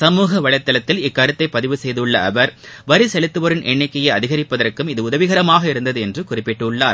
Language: Tamil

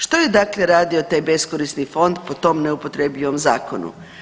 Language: Croatian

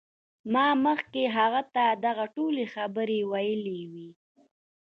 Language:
Pashto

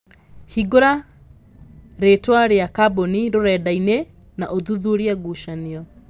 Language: Kikuyu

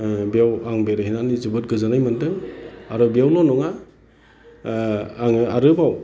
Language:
Bodo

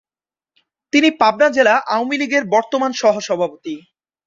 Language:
Bangla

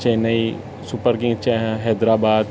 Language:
Sindhi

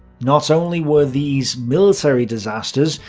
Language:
English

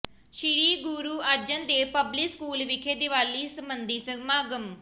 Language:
Punjabi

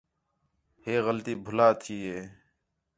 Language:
Khetrani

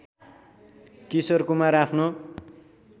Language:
Nepali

